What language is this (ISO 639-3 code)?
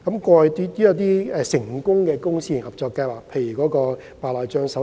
yue